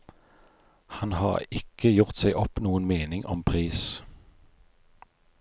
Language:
Norwegian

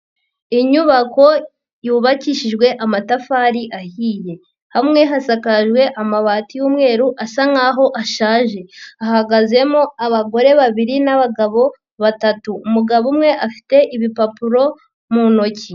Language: Kinyarwanda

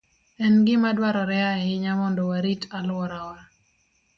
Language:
Luo (Kenya and Tanzania)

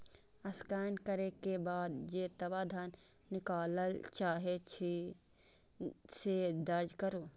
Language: Maithili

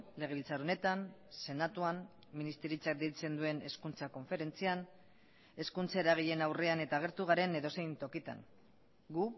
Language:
Basque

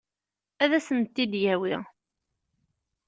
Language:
Kabyle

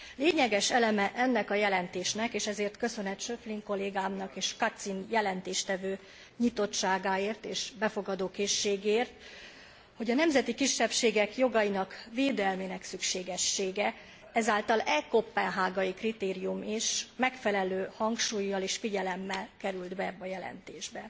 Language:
Hungarian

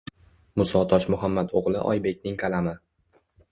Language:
Uzbek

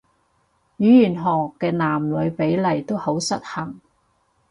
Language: Cantonese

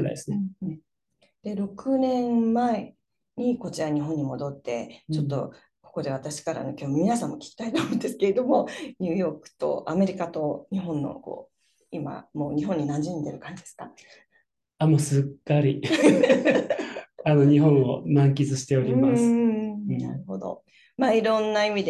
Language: Japanese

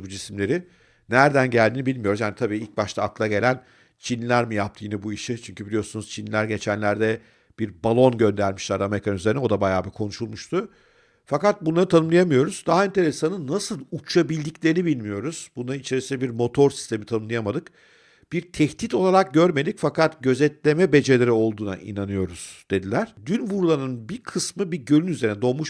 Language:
Turkish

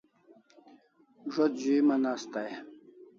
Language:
Kalasha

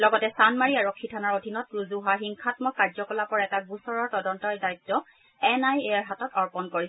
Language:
Assamese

